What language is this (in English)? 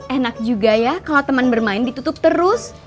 Indonesian